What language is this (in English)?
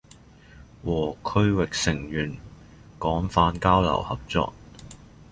Chinese